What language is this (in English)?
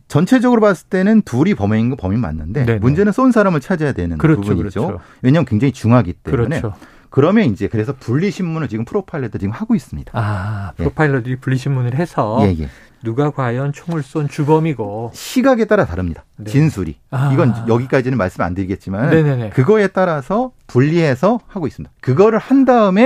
Korean